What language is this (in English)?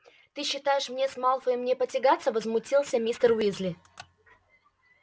Russian